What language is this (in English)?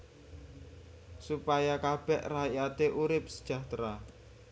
Javanese